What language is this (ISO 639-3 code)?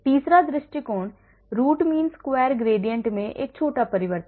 hin